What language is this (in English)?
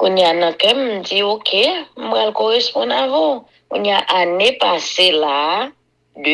French